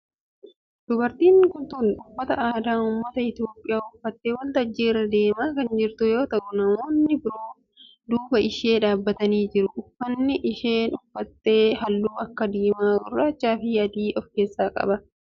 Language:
Oromo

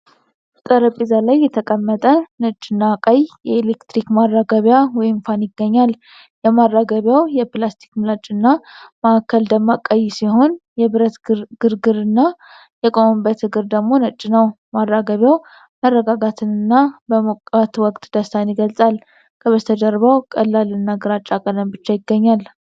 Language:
Amharic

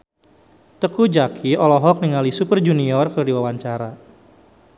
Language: Sundanese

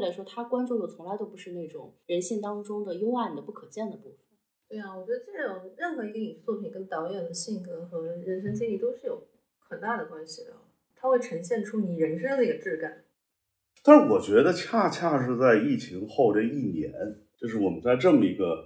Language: Chinese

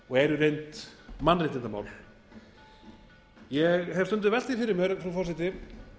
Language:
Icelandic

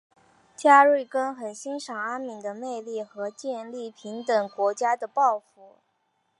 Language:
Chinese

